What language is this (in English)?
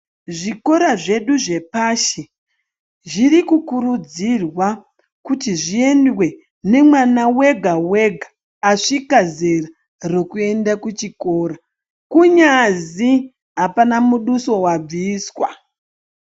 Ndau